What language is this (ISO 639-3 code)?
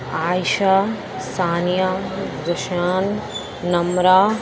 urd